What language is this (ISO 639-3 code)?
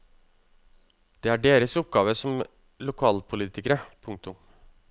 nor